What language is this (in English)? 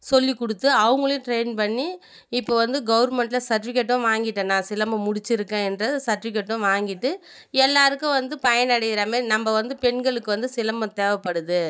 Tamil